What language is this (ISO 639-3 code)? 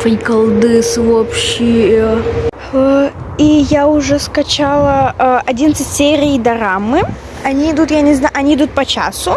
rus